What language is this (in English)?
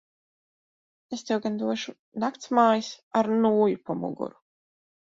Latvian